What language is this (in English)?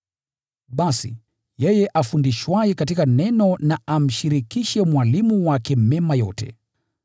Swahili